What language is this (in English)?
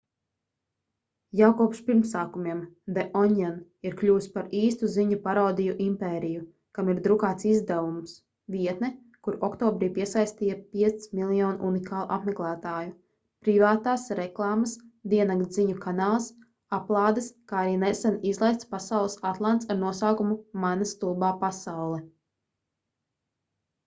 Latvian